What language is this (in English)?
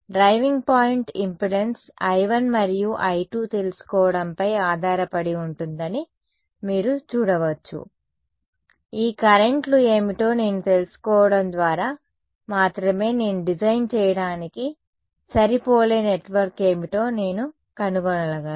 Telugu